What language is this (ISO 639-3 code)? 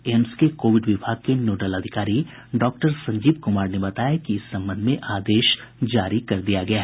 hin